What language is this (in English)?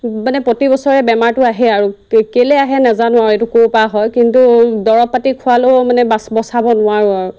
Assamese